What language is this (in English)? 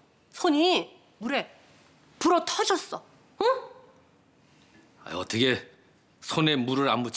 Korean